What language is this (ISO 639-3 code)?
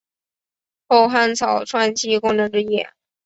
zho